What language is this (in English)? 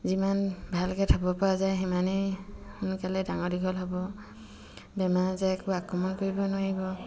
Assamese